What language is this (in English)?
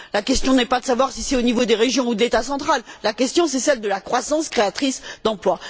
French